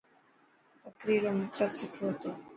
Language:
Dhatki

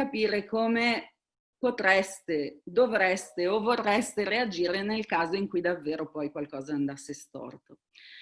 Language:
Italian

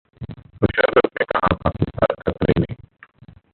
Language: Hindi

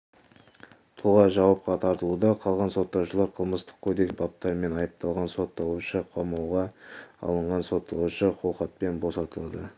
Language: Kazakh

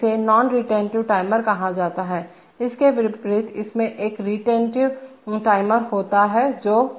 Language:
Hindi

